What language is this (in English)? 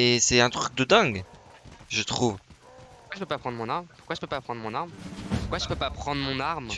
French